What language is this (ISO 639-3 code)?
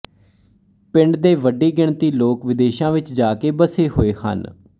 pan